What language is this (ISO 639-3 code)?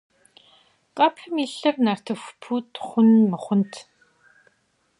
kbd